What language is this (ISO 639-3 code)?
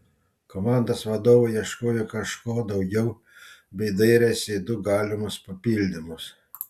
lit